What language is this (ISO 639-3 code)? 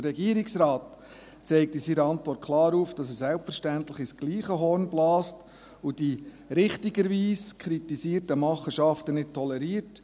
gsw